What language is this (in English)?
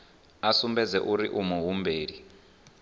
Venda